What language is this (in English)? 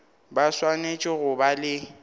Northern Sotho